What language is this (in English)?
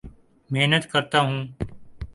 Urdu